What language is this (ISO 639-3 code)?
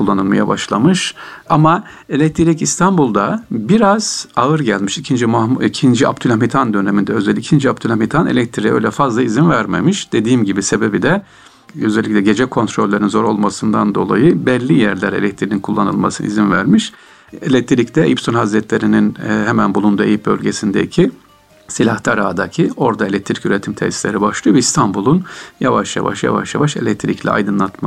tur